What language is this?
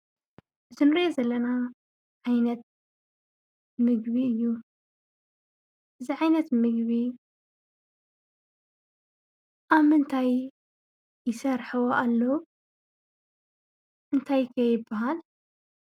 Tigrinya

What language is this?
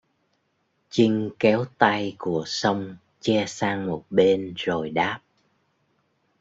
Vietnamese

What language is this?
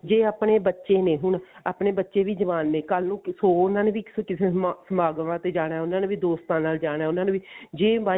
Punjabi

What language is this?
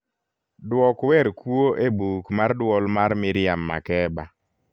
Luo (Kenya and Tanzania)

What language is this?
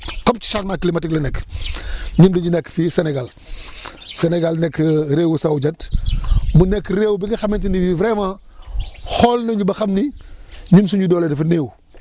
Wolof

